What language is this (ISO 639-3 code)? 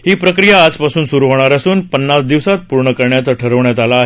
mar